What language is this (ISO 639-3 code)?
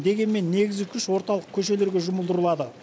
kaz